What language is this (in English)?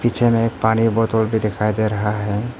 Hindi